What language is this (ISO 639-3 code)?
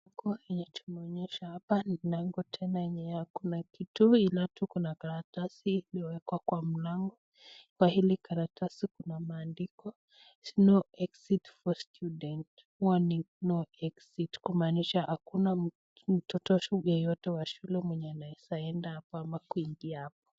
swa